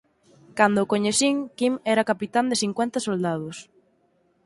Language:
Galician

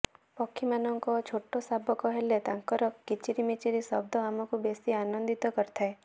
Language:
Odia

